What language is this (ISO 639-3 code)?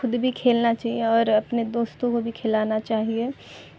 urd